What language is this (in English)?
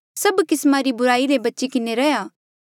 Mandeali